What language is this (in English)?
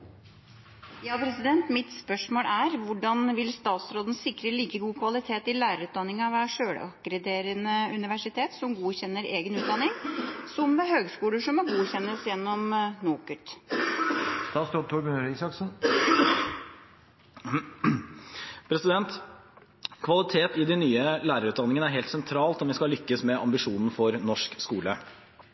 Norwegian